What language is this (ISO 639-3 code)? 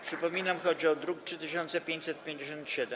pol